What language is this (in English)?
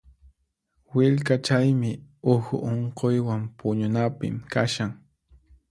Puno Quechua